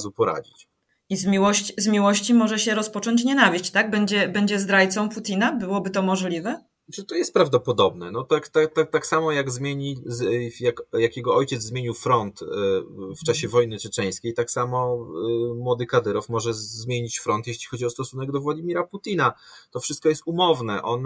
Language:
Polish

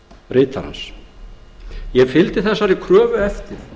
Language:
Icelandic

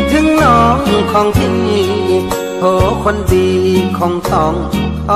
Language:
Thai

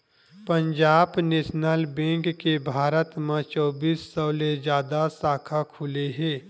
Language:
Chhattisgarhi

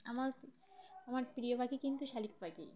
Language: Bangla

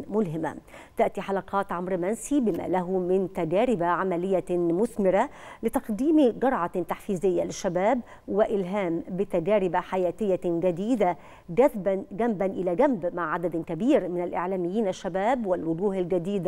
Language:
Arabic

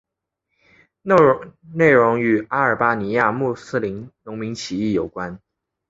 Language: Chinese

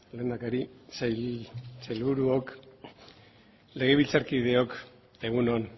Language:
Basque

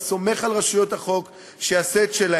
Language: Hebrew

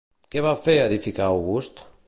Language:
Catalan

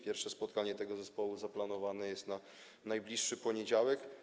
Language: Polish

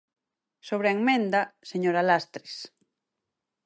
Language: Galician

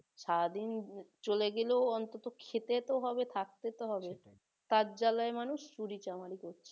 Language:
Bangla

